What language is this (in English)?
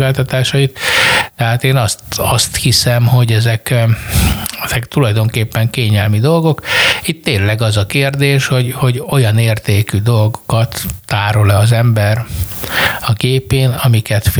Hungarian